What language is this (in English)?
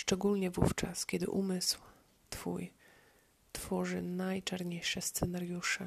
Polish